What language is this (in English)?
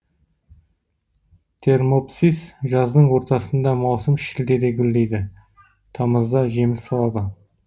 Kazakh